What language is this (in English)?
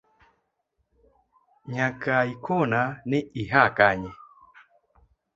Luo (Kenya and Tanzania)